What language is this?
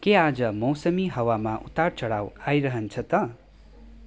Nepali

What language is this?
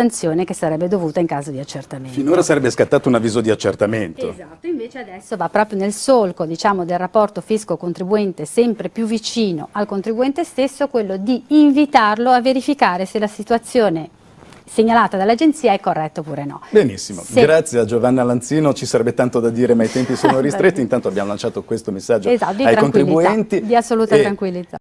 Italian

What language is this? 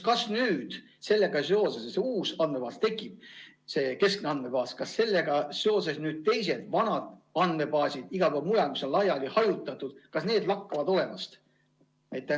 Estonian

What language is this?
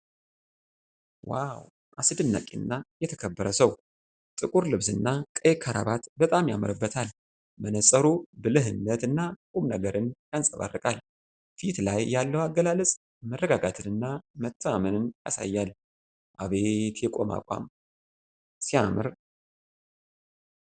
Amharic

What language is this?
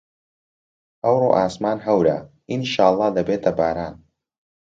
Central Kurdish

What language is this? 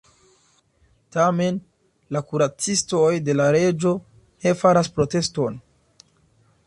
Esperanto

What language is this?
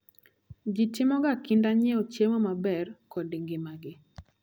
Luo (Kenya and Tanzania)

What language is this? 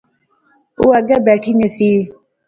Pahari-Potwari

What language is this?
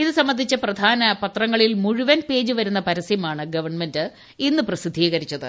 Malayalam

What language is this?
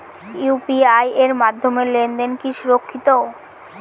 Bangla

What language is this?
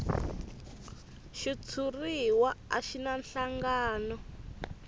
Tsonga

